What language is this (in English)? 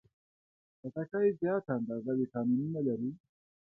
Pashto